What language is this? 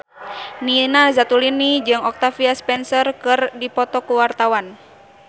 Sundanese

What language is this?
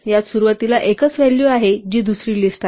Marathi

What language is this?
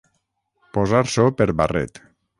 Catalan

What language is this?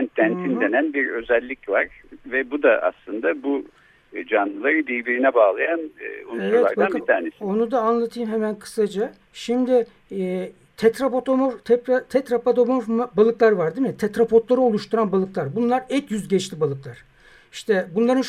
Turkish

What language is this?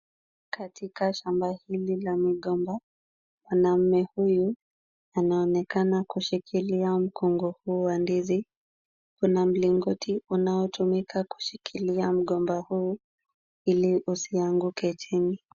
Swahili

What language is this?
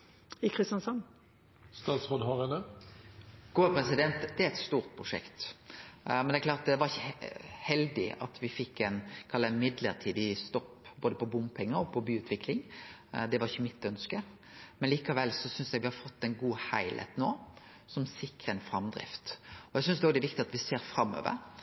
Norwegian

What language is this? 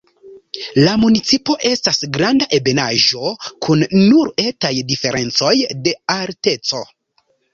Esperanto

